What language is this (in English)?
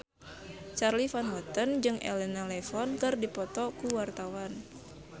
Sundanese